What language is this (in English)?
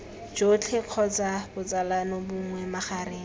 Tswana